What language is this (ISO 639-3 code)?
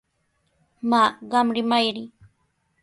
qws